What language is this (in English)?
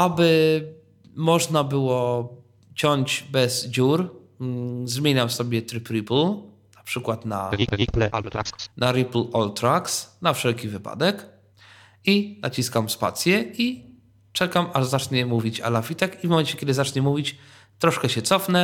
Polish